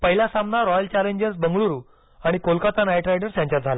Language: Marathi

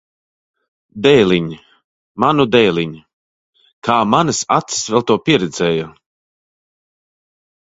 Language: Latvian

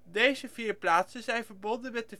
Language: Dutch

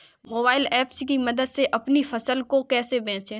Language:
Hindi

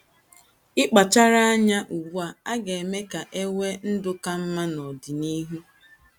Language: Igbo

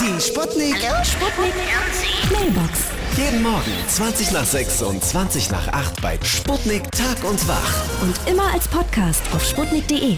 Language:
German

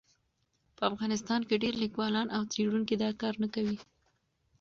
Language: Pashto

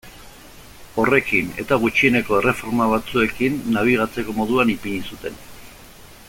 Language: Basque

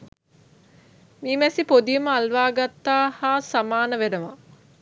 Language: Sinhala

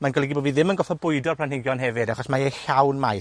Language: Welsh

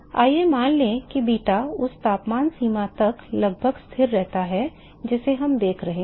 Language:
Hindi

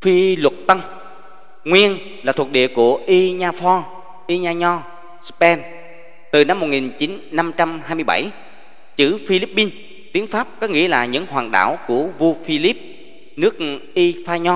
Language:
Vietnamese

